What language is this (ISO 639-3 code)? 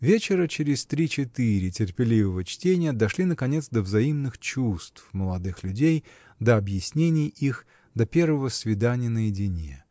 rus